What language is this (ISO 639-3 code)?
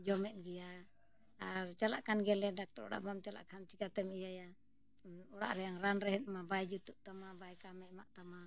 sat